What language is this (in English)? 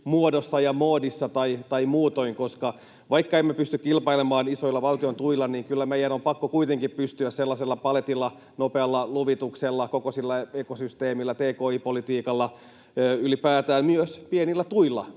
Finnish